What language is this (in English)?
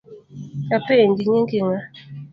Luo (Kenya and Tanzania)